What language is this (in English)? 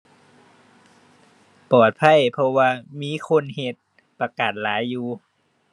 Thai